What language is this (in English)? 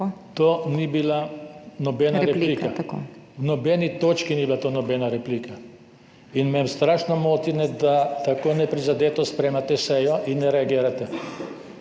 Slovenian